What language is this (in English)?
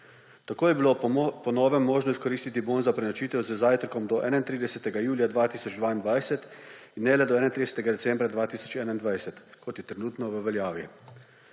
Slovenian